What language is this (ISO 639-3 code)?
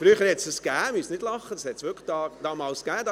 gsw